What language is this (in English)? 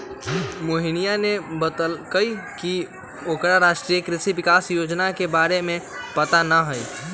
Magahi